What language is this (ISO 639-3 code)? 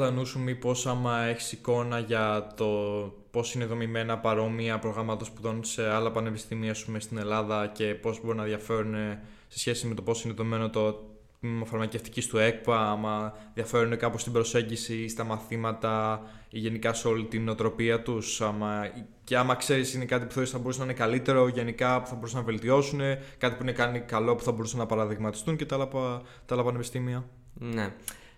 ell